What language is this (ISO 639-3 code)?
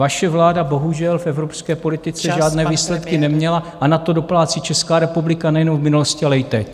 ces